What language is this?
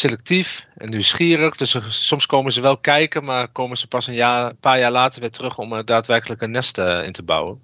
Dutch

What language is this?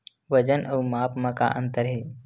Chhattisgarhi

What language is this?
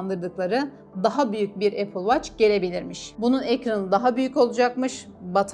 Turkish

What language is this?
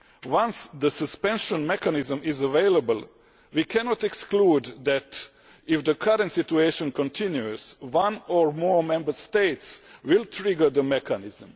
English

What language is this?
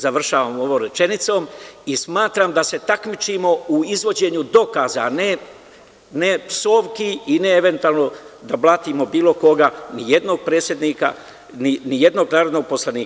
Serbian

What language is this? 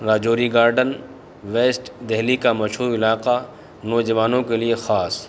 Urdu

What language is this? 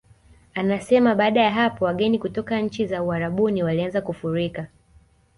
Swahili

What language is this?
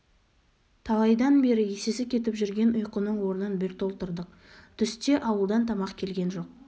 Kazakh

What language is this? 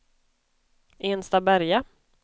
Swedish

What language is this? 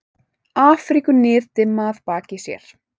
Icelandic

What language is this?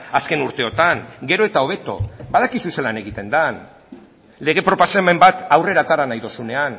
Basque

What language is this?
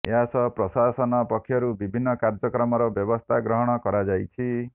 Odia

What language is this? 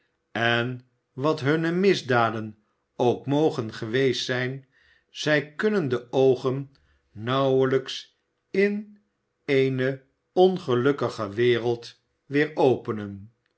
Dutch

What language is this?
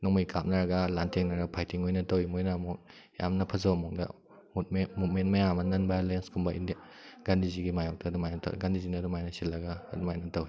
Manipuri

